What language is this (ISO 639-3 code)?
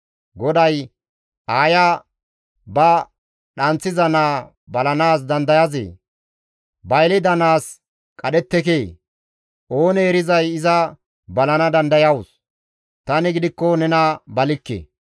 gmv